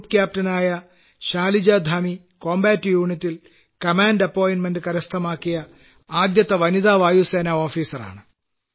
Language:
Malayalam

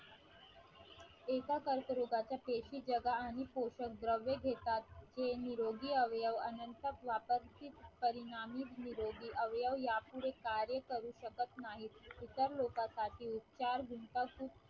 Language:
Marathi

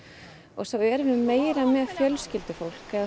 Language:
Icelandic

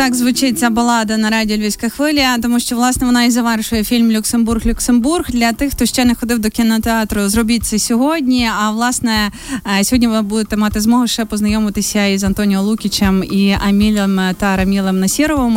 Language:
Ukrainian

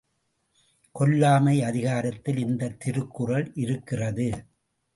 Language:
Tamil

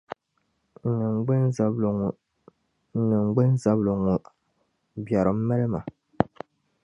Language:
Dagbani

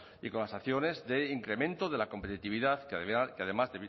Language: Spanish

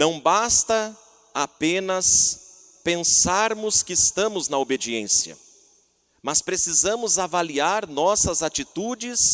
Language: Portuguese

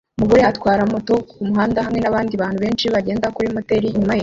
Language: Kinyarwanda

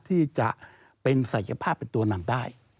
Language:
Thai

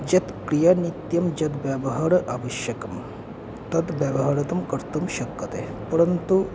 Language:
Sanskrit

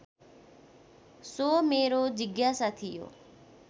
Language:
Nepali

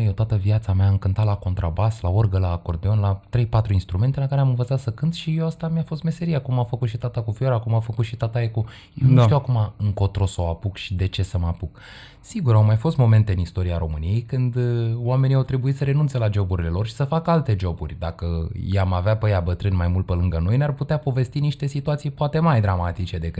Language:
Romanian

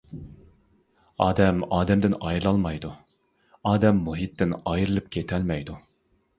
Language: Uyghur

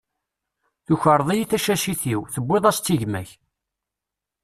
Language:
Kabyle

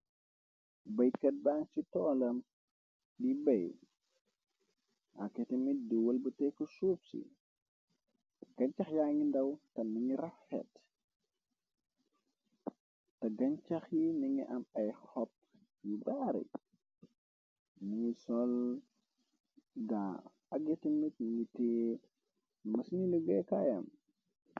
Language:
Wolof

